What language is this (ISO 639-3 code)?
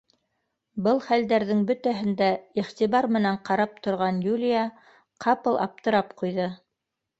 bak